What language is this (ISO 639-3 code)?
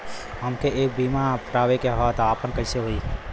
bho